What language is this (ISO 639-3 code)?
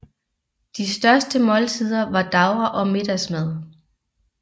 dan